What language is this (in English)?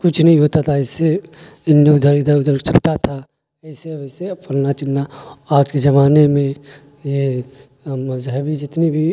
Urdu